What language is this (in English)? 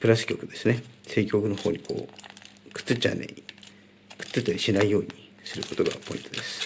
Japanese